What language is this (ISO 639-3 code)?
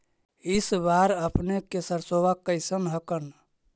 mag